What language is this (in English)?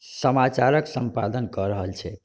Maithili